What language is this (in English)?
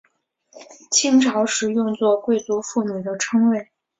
Chinese